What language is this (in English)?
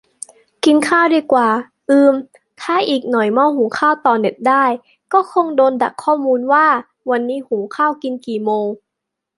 Thai